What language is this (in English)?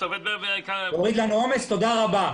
Hebrew